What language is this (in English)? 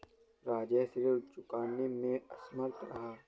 Hindi